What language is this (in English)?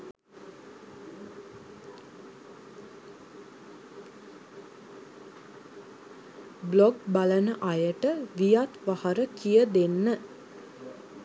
Sinhala